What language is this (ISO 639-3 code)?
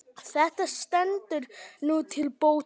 isl